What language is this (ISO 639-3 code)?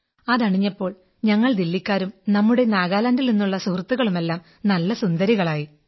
mal